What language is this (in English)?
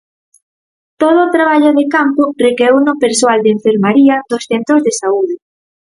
Galician